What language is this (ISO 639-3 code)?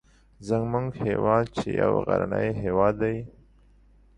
pus